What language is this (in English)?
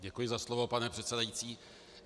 Czech